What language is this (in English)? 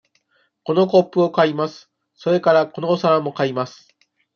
Japanese